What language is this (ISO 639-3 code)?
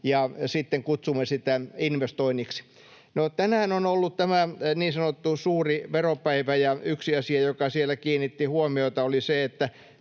fin